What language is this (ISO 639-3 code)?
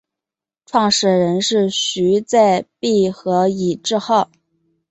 zho